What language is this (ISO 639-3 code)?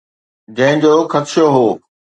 snd